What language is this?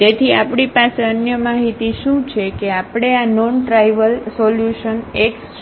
Gujarati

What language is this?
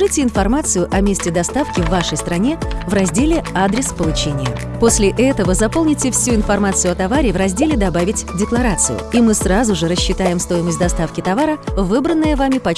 Russian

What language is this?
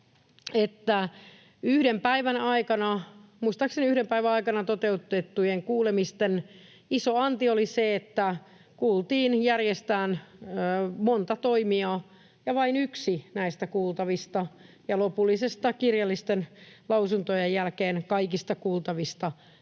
Finnish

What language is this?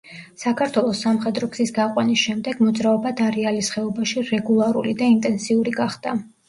Georgian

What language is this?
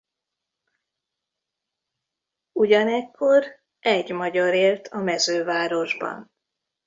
Hungarian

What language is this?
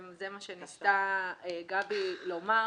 Hebrew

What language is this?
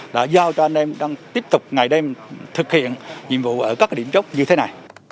Vietnamese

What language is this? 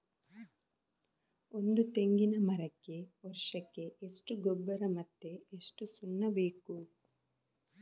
Kannada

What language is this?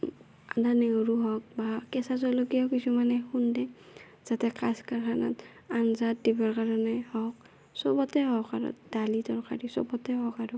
Assamese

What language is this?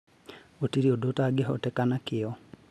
Kikuyu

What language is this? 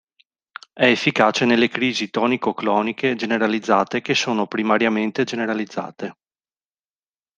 Italian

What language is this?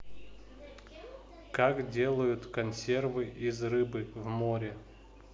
Russian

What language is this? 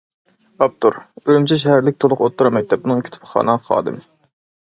Uyghur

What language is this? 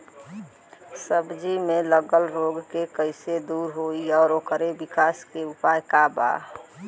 Bhojpuri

